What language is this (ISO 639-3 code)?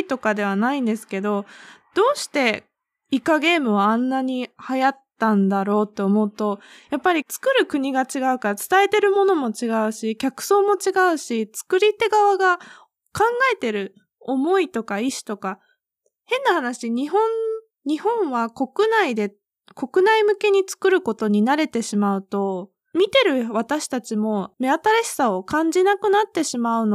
jpn